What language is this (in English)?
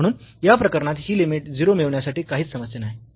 Marathi